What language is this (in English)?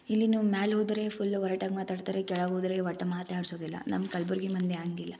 Kannada